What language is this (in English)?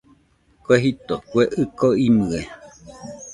Nüpode Huitoto